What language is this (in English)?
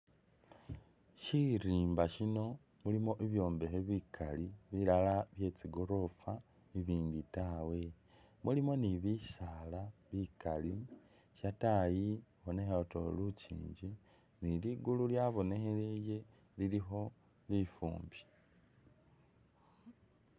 Masaaba